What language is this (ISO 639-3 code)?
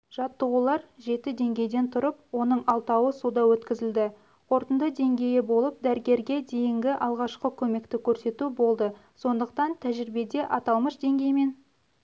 kaz